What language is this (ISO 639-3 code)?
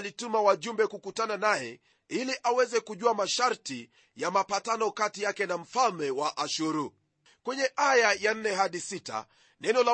swa